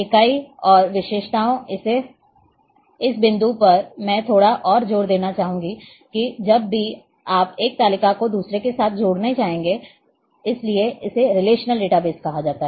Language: Hindi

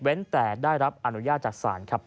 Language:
Thai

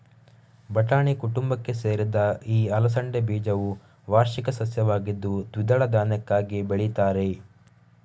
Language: Kannada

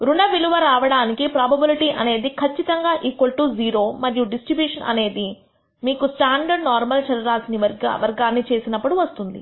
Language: Telugu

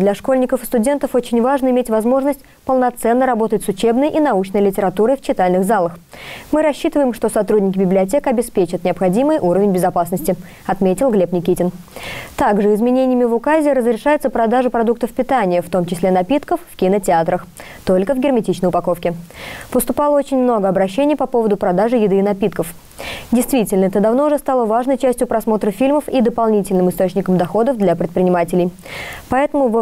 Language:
Russian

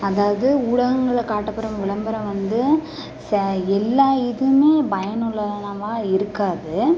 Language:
Tamil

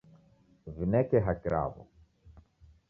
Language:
Taita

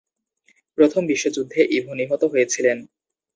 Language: Bangla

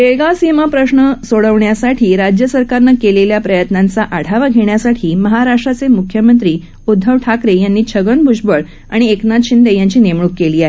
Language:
Marathi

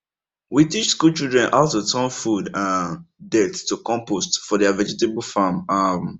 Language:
Nigerian Pidgin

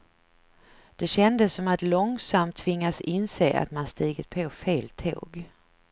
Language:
Swedish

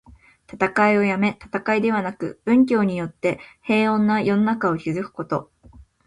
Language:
Japanese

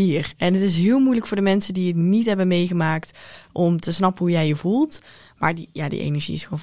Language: Dutch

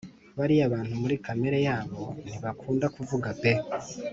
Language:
Kinyarwanda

